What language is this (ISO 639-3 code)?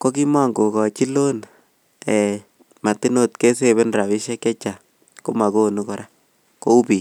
kln